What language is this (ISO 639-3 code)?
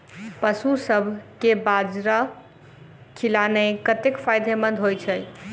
mai